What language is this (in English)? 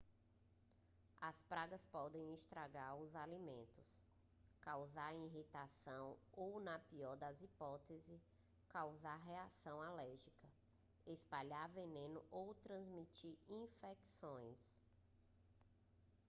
Portuguese